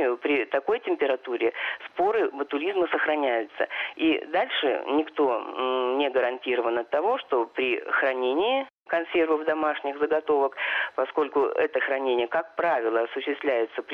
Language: Russian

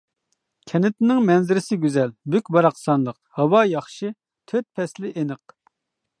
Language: Uyghur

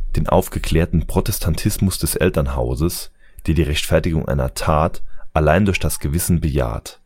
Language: German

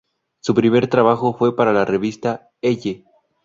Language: Spanish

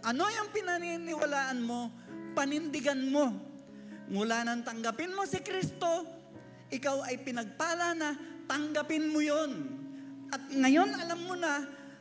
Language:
Filipino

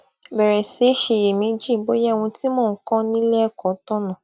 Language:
Yoruba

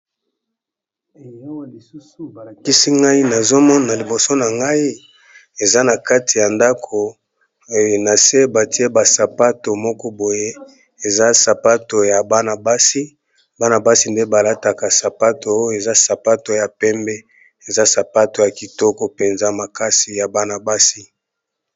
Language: Lingala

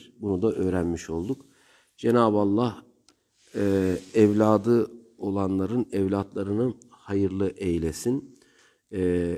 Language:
Turkish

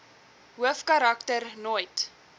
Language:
Afrikaans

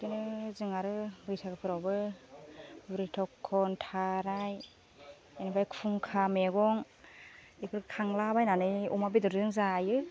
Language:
Bodo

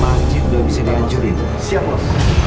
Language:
Indonesian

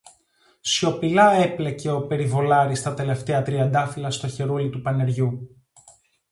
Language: Greek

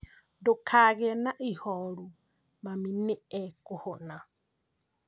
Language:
Kikuyu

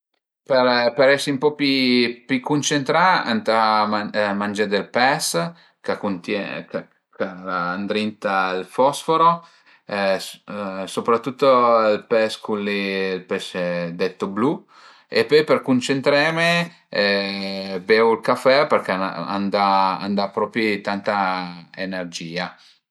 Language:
Piedmontese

